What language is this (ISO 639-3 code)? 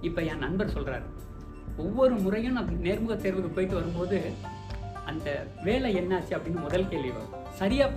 tam